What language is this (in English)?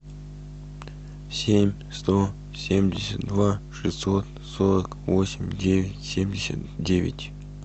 Russian